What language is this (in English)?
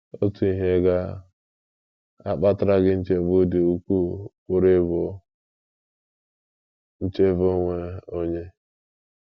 Igbo